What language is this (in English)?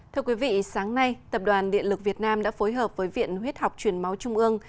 Vietnamese